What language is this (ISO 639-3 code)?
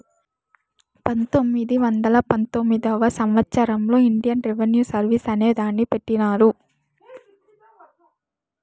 tel